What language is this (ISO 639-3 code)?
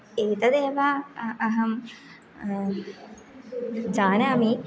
san